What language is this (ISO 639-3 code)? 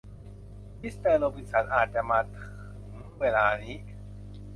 tha